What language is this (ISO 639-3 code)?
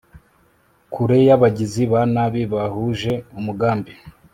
kin